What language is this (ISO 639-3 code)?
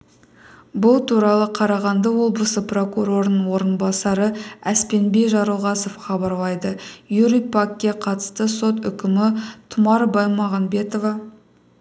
kaz